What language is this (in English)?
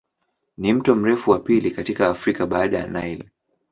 Swahili